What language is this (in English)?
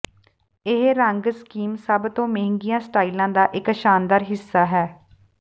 Punjabi